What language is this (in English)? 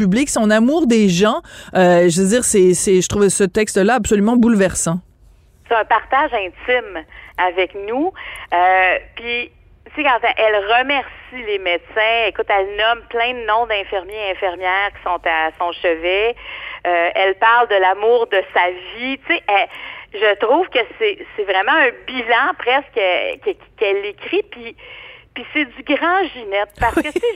French